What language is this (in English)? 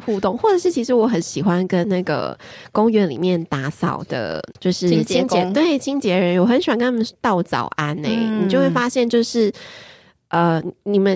Chinese